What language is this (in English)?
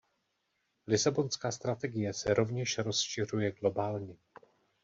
Czech